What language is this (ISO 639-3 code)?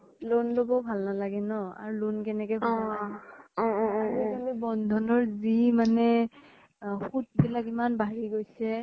asm